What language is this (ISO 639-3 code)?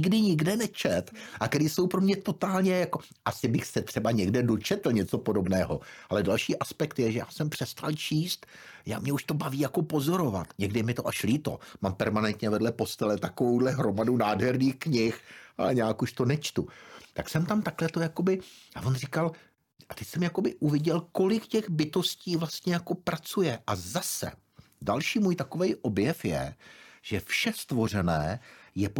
ces